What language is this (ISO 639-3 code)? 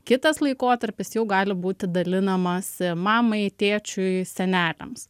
lit